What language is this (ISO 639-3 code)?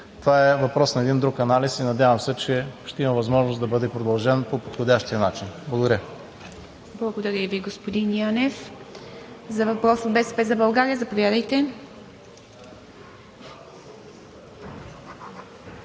bul